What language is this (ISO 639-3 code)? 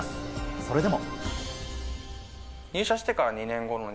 jpn